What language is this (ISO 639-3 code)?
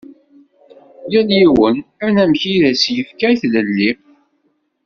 kab